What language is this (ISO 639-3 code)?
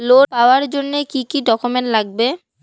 ben